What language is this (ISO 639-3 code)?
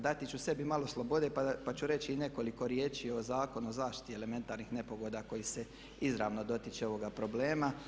hrv